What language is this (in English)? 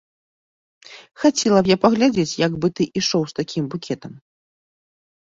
Belarusian